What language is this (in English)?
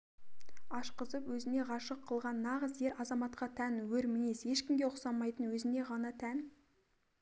Kazakh